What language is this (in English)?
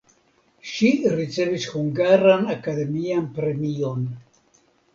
Esperanto